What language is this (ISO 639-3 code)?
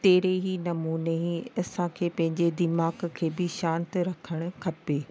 snd